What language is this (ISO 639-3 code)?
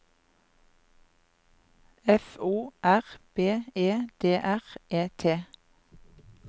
nor